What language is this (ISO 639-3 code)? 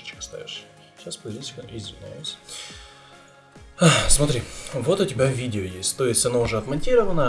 rus